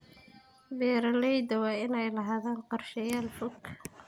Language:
Somali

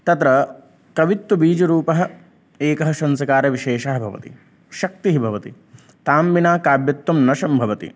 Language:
Sanskrit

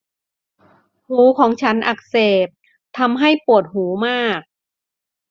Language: Thai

